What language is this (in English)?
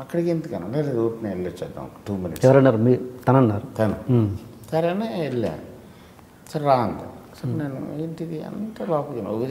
Telugu